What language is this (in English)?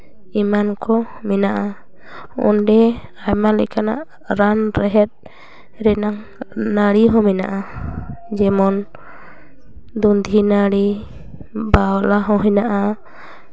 Santali